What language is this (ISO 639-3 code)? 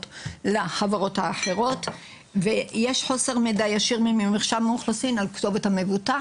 heb